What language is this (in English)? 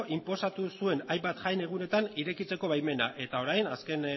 Basque